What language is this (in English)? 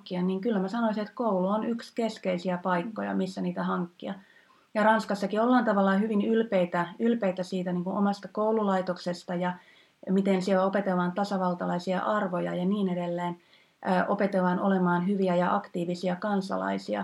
Finnish